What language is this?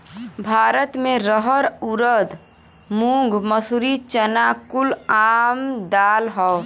Bhojpuri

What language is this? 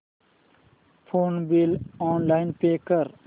Marathi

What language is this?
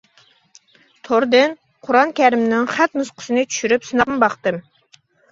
Uyghur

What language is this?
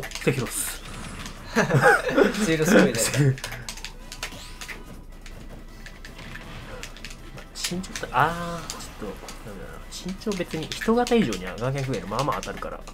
Japanese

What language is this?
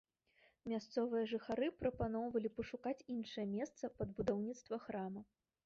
Belarusian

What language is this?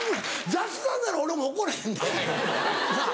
Japanese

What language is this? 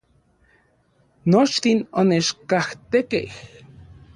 Central Puebla Nahuatl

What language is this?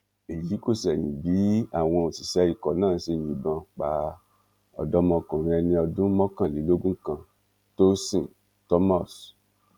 Yoruba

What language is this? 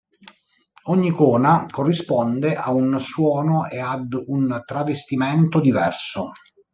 Italian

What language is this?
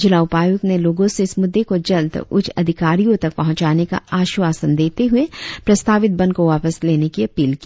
Hindi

